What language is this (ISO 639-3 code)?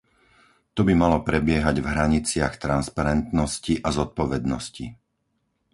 slk